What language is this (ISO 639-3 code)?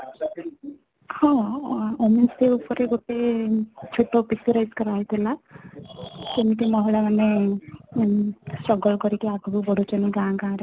ori